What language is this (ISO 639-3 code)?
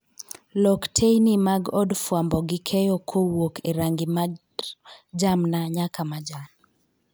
luo